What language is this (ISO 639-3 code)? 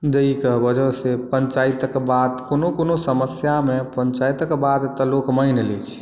mai